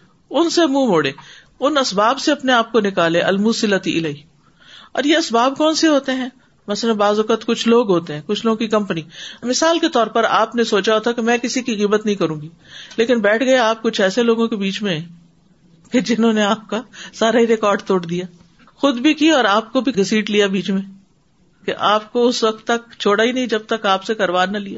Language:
Urdu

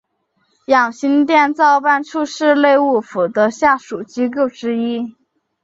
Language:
Chinese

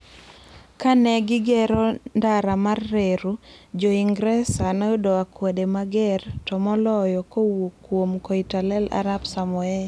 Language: Luo (Kenya and Tanzania)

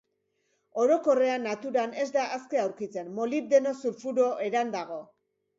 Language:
Basque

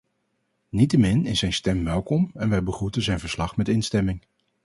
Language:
Dutch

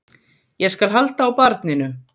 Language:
Icelandic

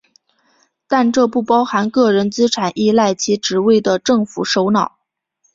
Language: Chinese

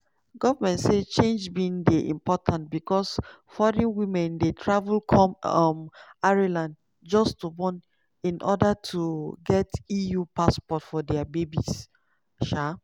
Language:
Nigerian Pidgin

